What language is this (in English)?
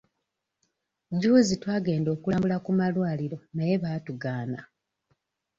Ganda